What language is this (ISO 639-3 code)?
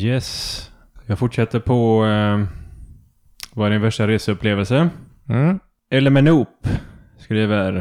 swe